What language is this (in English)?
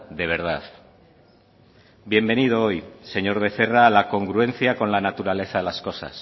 Spanish